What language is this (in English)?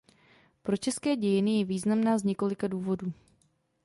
Czech